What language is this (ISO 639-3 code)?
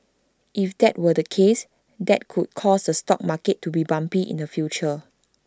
eng